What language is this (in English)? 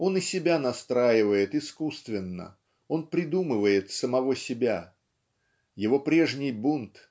Russian